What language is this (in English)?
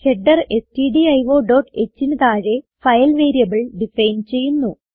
Malayalam